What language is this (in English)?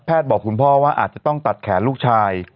Thai